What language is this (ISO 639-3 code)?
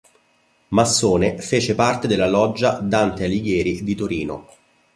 ita